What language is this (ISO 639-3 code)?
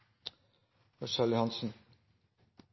nob